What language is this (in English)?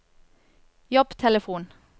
Norwegian